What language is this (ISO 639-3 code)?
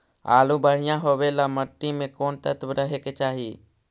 mag